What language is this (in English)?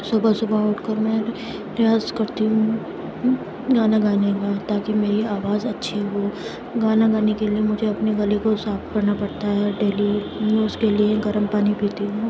Urdu